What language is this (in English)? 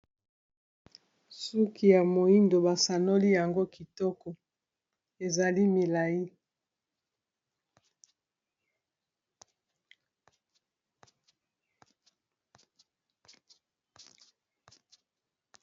Lingala